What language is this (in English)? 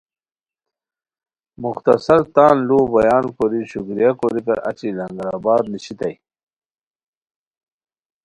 Khowar